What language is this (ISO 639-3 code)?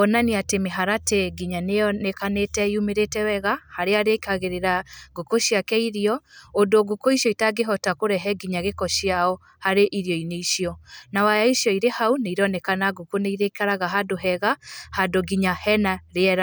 kik